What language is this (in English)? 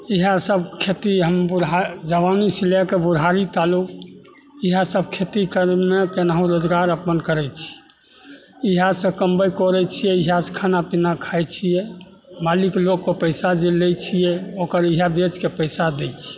Maithili